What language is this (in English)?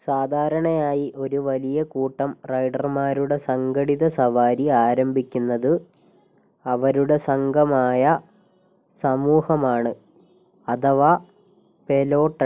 Malayalam